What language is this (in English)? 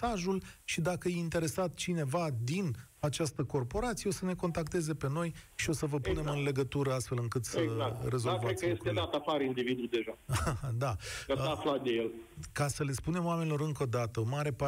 Romanian